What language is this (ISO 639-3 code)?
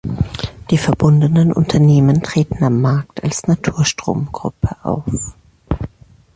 deu